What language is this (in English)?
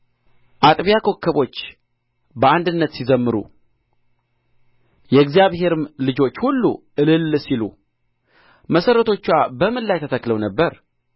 Amharic